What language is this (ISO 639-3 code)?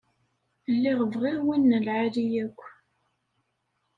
kab